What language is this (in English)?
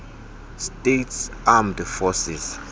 Xhosa